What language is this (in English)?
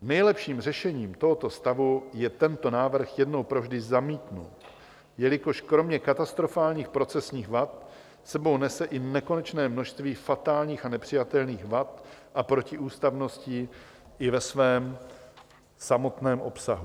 Czech